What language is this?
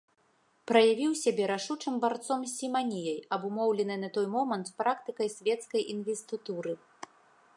Belarusian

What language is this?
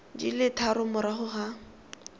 Tswana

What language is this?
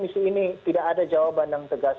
Indonesian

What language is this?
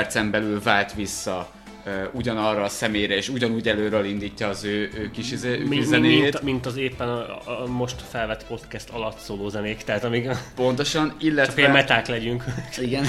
Hungarian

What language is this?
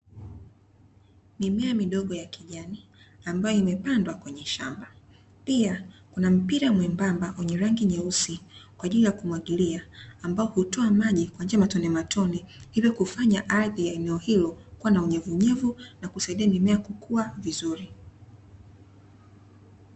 Swahili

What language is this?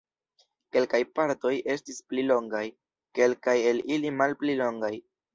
Esperanto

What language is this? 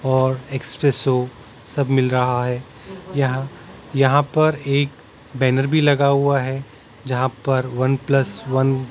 Hindi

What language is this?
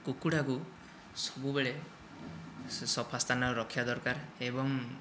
Odia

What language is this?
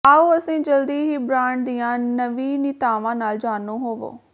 Punjabi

